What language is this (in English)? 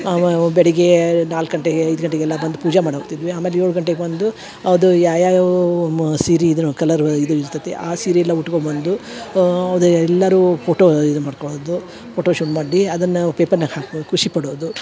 Kannada